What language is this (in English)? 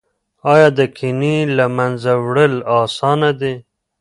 Pashto